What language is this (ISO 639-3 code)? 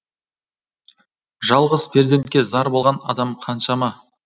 kaz